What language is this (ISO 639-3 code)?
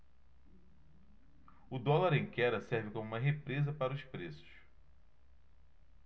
por